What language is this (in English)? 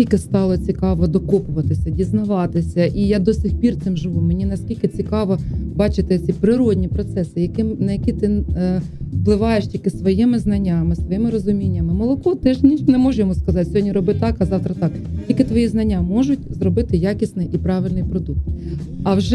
Ukrainian